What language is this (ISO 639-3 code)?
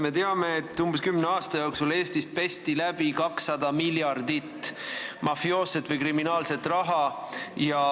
est